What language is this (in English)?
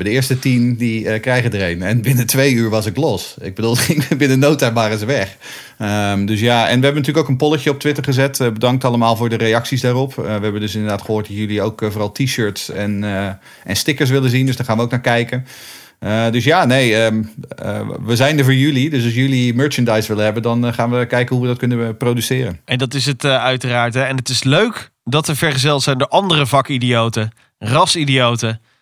Dutch